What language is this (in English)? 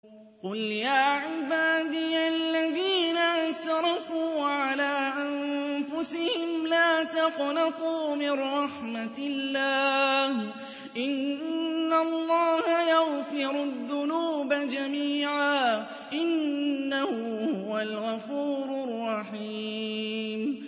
Arabic